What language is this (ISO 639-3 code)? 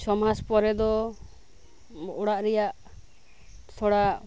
sat